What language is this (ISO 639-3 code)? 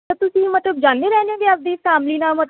pan